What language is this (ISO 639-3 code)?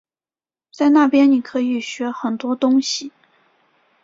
zho